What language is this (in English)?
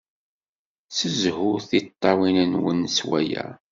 Kabyle